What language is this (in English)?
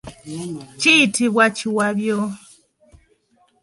Ganda